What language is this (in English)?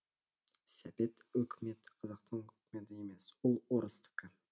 Kazakh